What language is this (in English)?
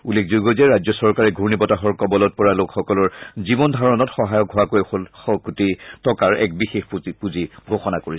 Assamese